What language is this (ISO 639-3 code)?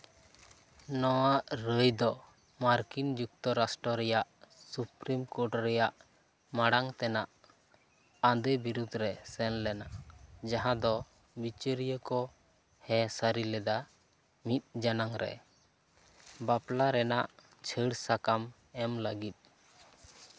sat